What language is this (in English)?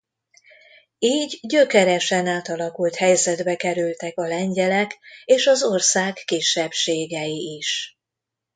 Hungarian